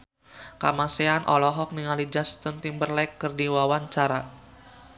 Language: Sundanese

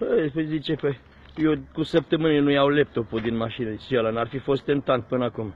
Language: Romanian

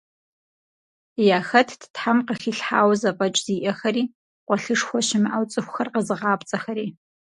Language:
Kabardian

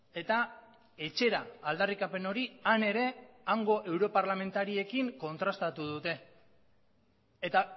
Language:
Basque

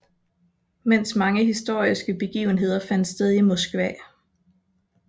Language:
Danish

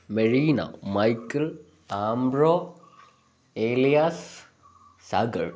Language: Malayalam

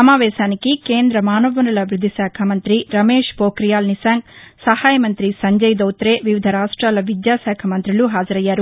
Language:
Telugu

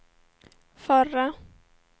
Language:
Swedish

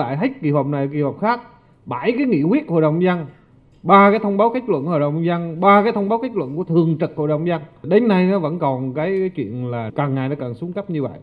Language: Vietnamese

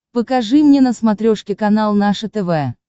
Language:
Russian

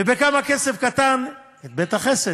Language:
Hebrew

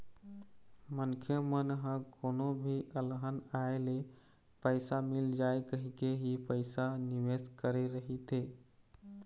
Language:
Chhattisgarhi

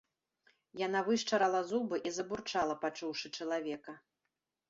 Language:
Belarusian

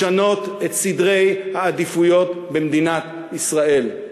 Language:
Hebrew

